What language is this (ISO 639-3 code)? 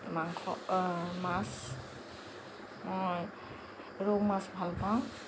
asm